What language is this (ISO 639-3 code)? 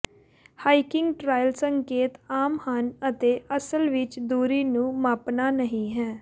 pan